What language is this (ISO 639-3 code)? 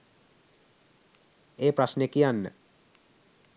sin